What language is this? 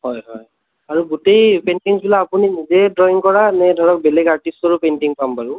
Assamese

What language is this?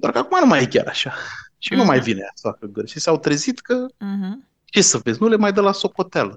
Romanian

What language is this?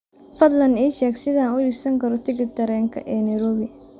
Somali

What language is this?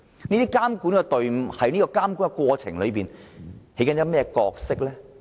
Cantonese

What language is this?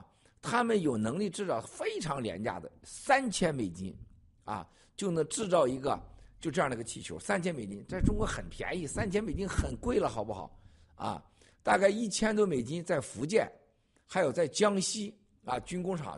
Chinese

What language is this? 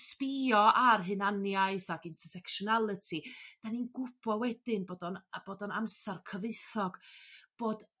Welsh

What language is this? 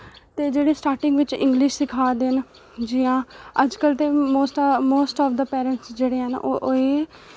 Dogri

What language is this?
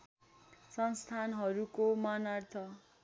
Nepali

